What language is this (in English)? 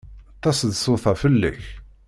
Kabyle